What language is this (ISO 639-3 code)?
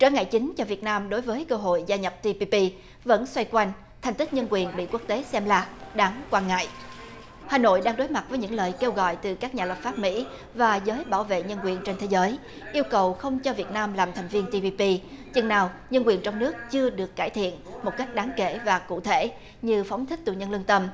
vie